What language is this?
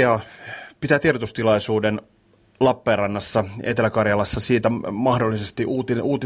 Finnish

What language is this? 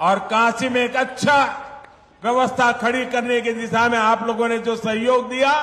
Hindi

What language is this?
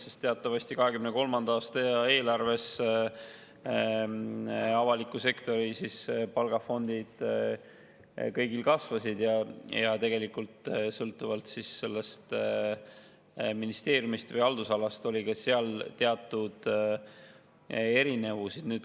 Estonian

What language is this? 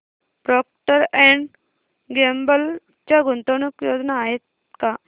Marathi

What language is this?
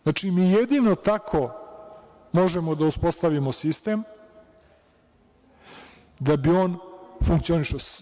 Serbian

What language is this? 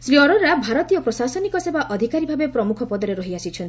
Odia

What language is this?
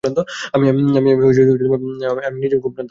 Bangla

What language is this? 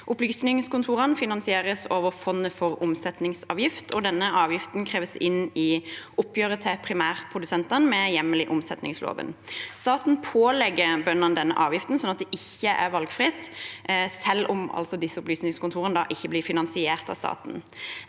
Norwegian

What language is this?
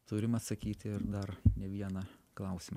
Lithuanian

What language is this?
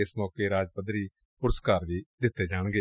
Punjabi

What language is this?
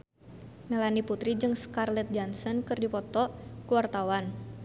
Sundanese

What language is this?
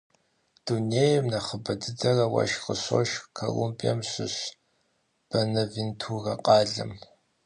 Kabardian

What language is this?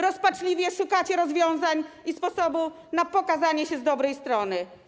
Polish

